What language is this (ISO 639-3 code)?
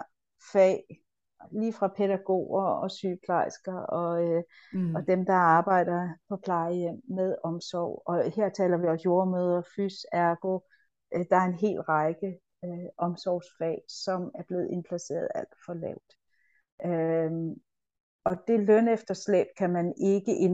dan